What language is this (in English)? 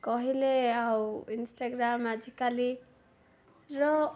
Odia